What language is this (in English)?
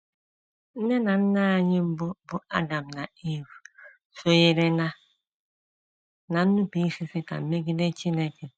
Igbo